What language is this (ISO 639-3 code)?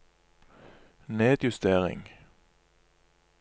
nor